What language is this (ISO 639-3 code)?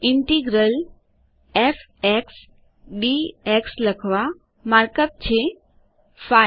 guj